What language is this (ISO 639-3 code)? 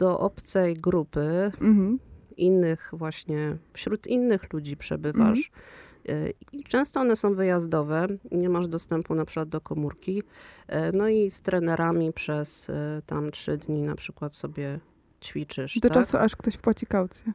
pol